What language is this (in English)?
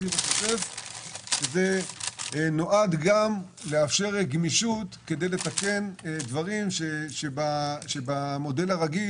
Hebrew